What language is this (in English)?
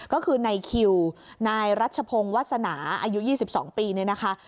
Thai